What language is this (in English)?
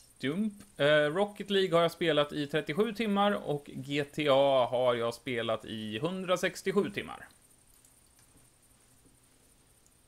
Swedish